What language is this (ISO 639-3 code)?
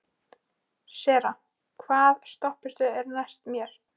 isl